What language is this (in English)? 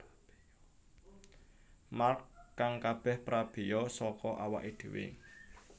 Javanese